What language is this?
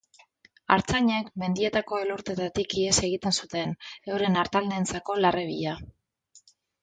Basque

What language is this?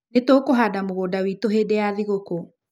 Kikuyu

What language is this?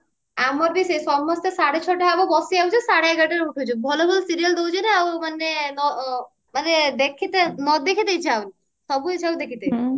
Odia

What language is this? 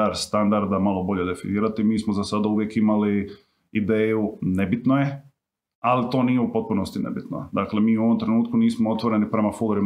Croatian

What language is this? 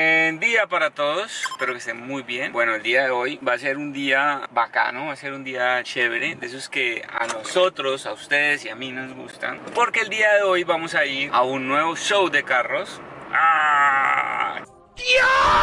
Spanish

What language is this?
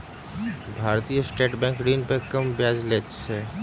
Maithili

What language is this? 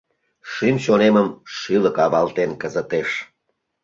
Mari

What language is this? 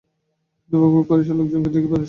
Bangla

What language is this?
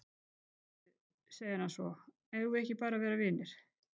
Icelandic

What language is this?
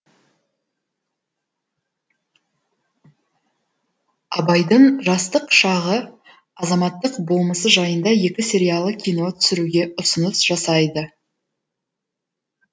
Kazakh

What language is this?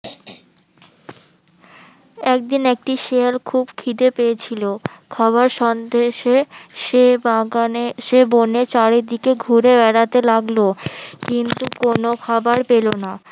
Bangla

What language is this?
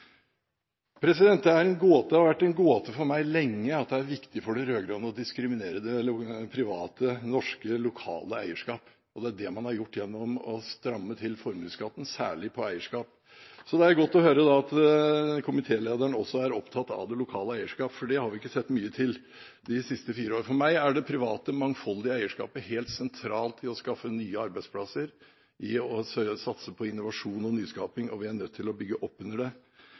Norwegian Bokmål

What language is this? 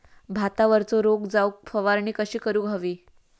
Marathi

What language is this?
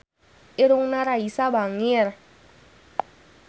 Sundanese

